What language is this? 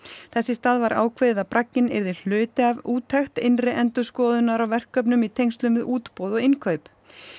Icelandic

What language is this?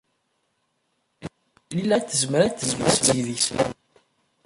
Kabyle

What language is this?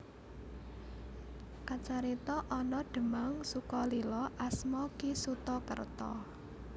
Javanese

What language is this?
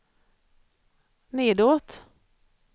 Swedish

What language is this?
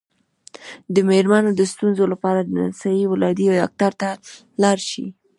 Pashto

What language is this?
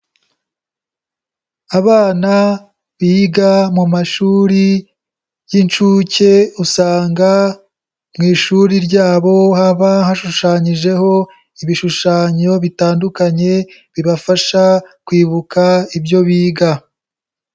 Kinyarwanda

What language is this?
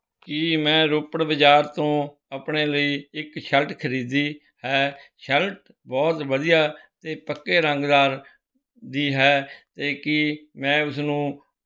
Punjabi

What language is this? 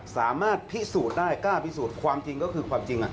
Thai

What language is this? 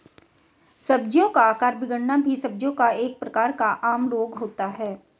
Hindi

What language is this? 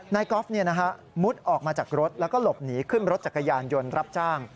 Thai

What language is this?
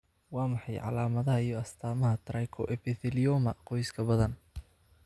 Somali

